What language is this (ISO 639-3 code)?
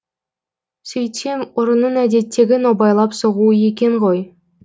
kaz